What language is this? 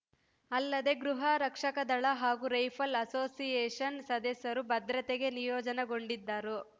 Kannada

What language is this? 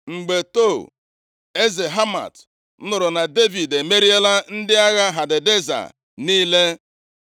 Igbo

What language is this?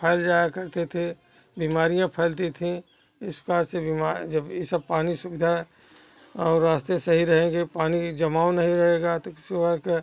Hindi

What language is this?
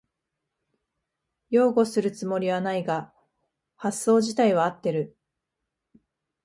Japanese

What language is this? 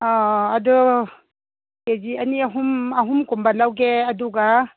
Manipuri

